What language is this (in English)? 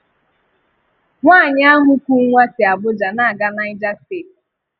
Igbo